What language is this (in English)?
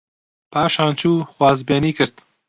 Central Kurdish